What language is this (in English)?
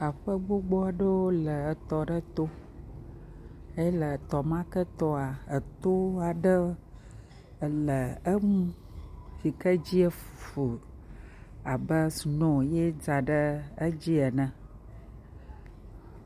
Ewe